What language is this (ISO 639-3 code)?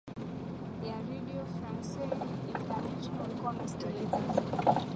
swa